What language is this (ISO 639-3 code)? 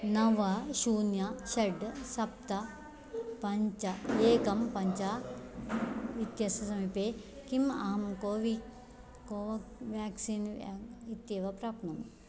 san